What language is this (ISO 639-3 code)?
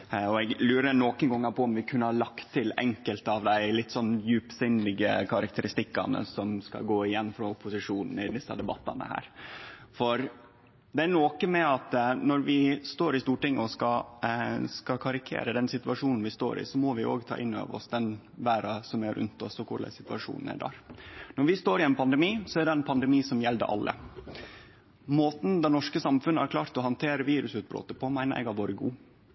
nno